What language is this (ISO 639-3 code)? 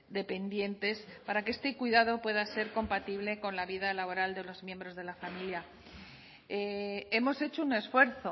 spa